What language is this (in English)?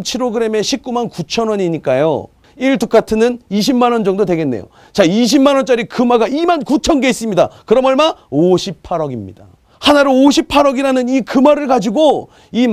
Korean